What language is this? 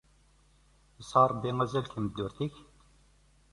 Kabyle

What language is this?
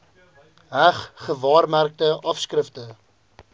Afrikaans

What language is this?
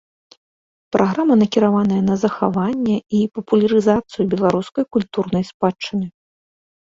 Belarusian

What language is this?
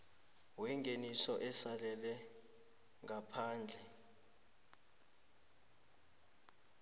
South Ndebele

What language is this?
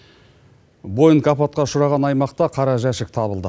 Kazakh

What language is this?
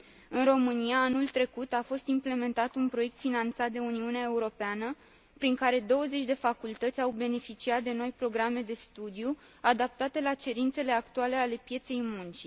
Romanian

